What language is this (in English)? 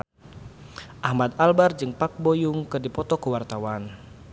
Sundanese